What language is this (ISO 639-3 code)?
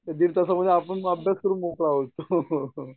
mar